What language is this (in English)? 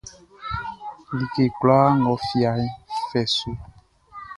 Baoulé